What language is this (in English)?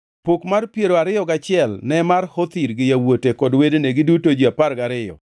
Luo (Kenya and Tanzania)